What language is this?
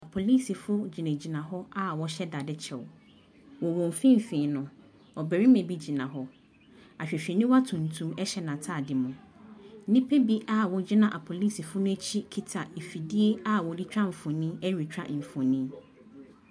Akan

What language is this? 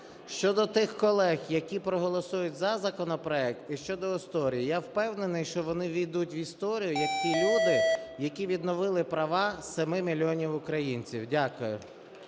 Ukrainian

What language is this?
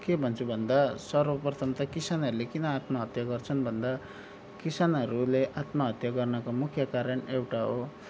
Nepali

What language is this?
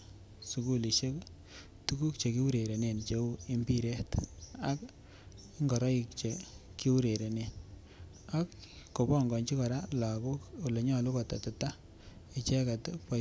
Kalenjin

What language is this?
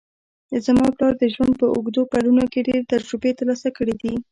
Pashto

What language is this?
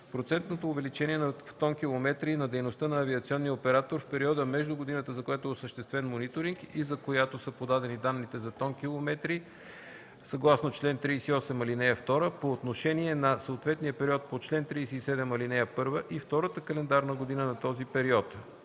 Bulgarian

